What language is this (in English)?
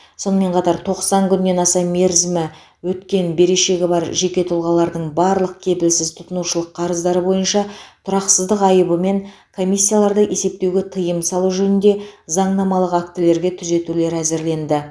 Kazakh